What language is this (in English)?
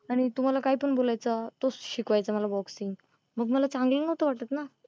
Marathi